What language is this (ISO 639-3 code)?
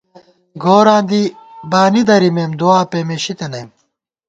gwt